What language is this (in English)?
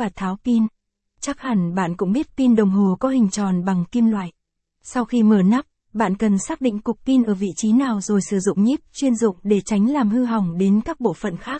Vietnamese